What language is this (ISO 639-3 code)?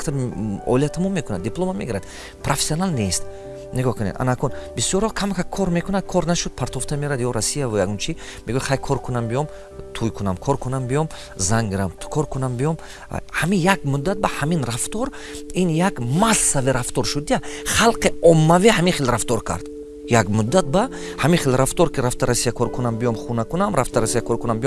tgk